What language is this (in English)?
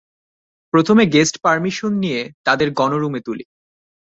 Bangla